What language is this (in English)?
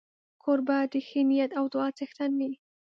Pashto